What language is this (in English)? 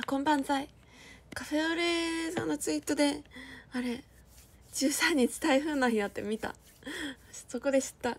Japanese